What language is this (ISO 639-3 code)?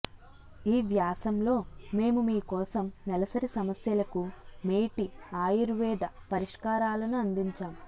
tel